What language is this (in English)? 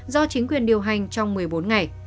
Vietnamese